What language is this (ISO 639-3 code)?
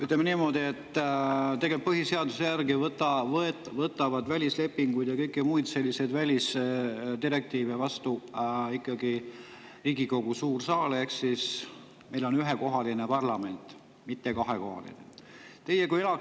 est